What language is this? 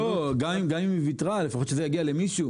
Hebrew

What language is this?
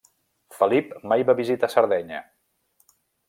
Catalan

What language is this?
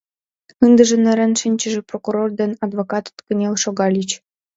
Mari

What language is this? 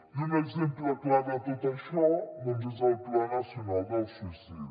Catalan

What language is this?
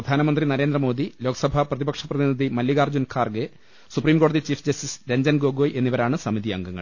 Malayalam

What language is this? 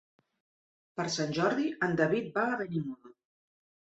Catalan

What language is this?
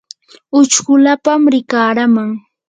Yanahuanca Pasco Quechua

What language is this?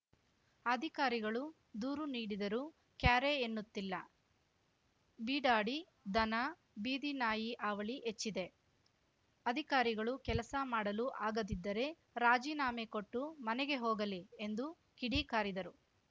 Kannada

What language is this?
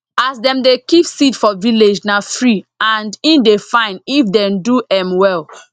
Nigerian Pidgin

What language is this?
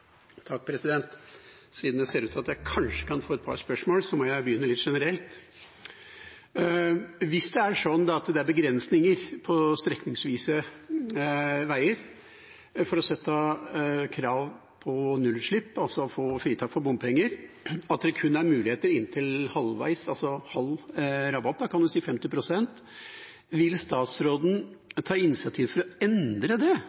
Norwegian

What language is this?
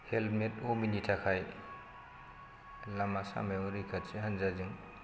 Bodo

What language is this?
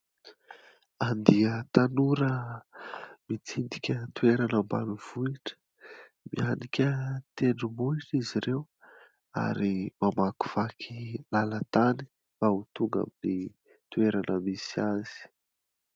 Malagasy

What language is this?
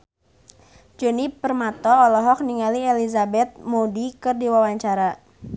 Sundanese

